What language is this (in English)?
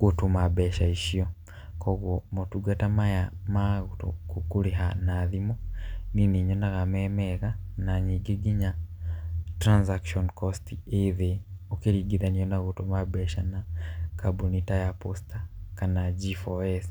Kikuyu